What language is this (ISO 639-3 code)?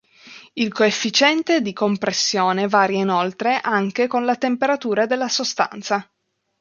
ita